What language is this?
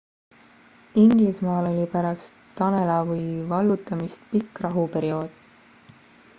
Estonian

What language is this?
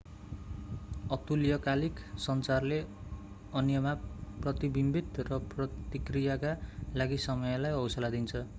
Nepali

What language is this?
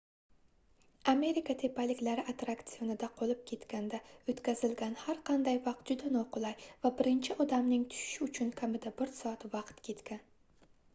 Uzbek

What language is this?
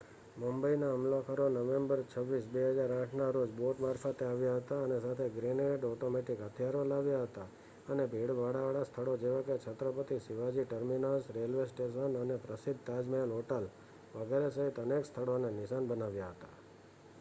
Gujarati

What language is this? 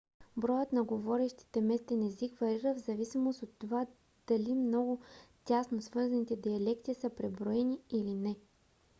Bulgarian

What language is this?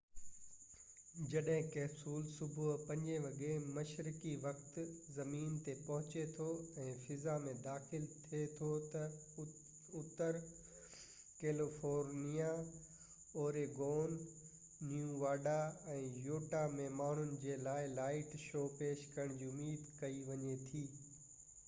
Sindhi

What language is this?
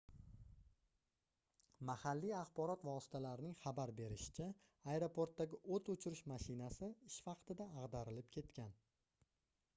Uzbek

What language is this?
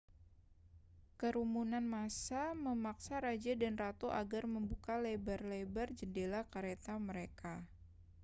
Indonesian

